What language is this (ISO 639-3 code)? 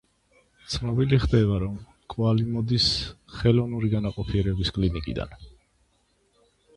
kat